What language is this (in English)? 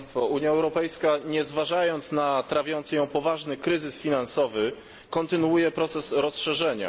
Polish